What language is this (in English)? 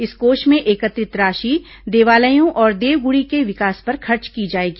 Hindi